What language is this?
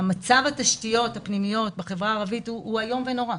Hebrew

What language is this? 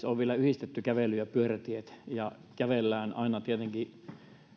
Finnish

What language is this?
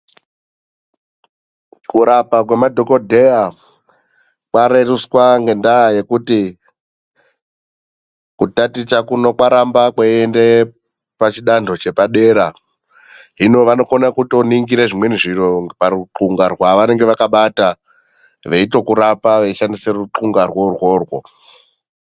Ndau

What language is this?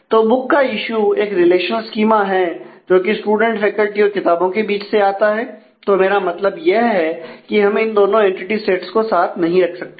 Hindi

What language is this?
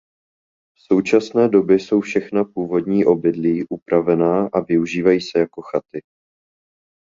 Czech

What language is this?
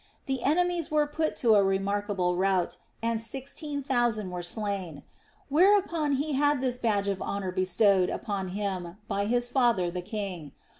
English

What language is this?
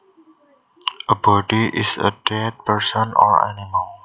Javanese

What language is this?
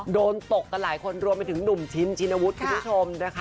Thai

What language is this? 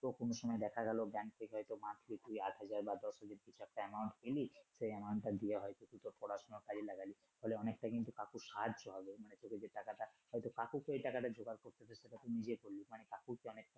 Bangla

